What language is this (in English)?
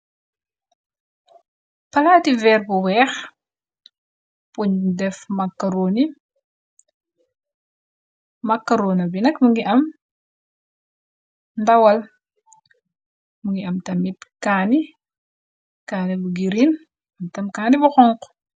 Wolof